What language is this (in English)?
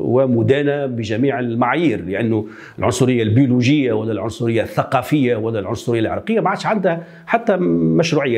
Arabic